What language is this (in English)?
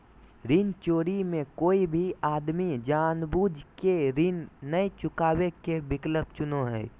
Magahi